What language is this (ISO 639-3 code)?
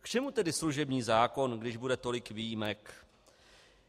ces